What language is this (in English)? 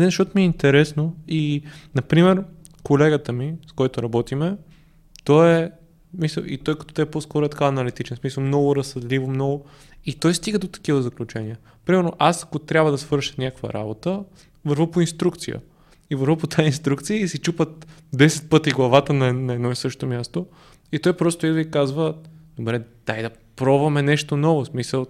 Bulgarian